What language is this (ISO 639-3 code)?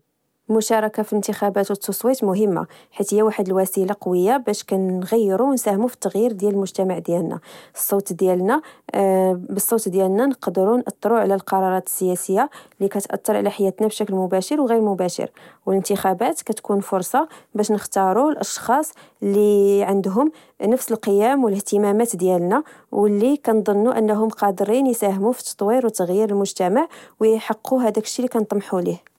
ary